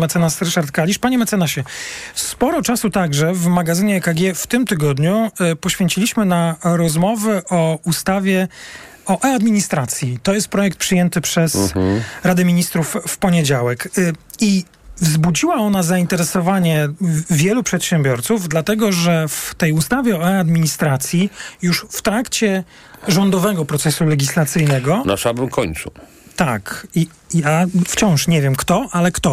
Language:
Polish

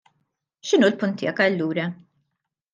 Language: Maltese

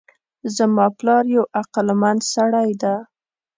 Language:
Pashto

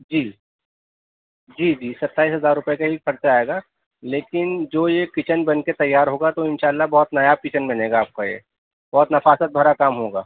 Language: Urdu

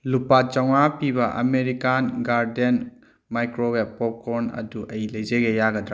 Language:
Manipuri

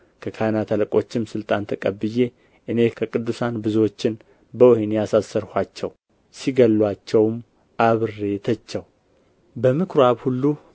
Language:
Amharic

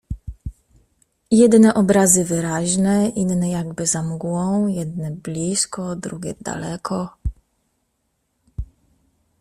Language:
Polish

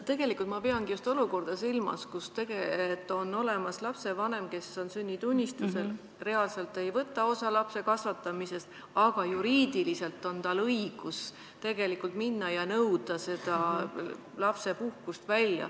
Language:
Estonian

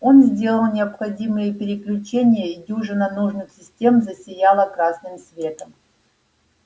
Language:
Russian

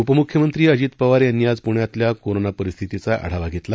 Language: Marathi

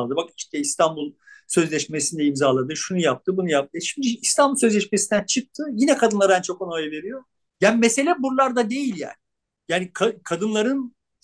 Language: Turkish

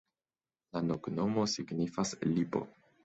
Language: Esperanto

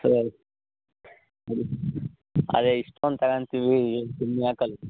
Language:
Kannada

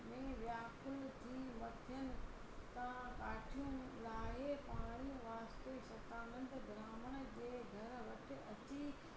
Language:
Sindhi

